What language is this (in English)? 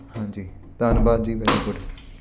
Punjabi